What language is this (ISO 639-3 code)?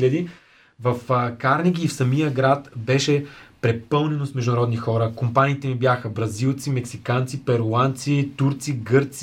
bul